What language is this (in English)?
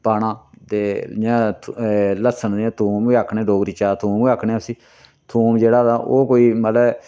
Dogri